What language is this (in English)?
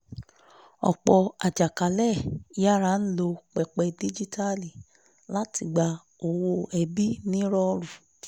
Yoruba